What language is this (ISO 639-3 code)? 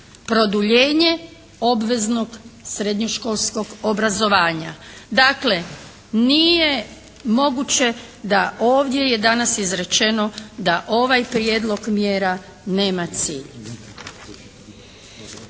hrv